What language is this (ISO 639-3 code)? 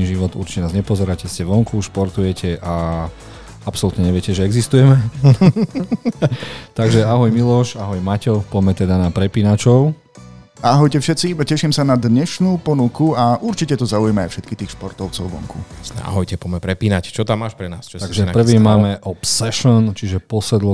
slk